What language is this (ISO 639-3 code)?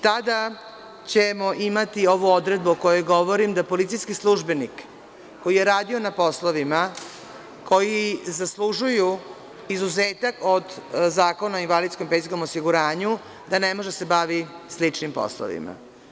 srp